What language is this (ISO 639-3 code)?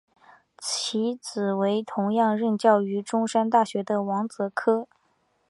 zho